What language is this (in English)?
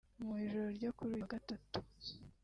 Kinyarwanda